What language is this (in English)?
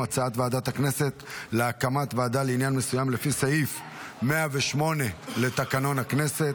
Hebrew